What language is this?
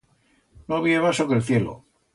Aragonese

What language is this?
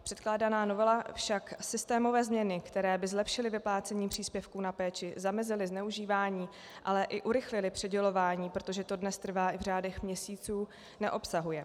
Czech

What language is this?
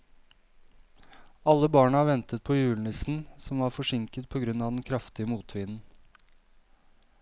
Norwegian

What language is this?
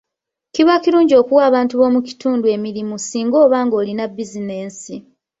Ganda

